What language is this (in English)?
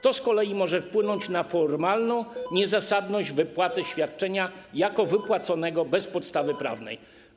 Polish